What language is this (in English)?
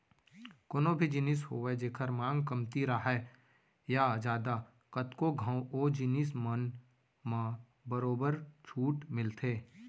Chhattisgarhi